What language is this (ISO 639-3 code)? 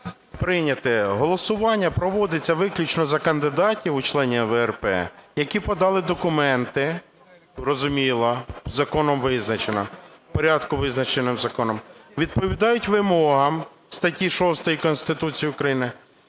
ukr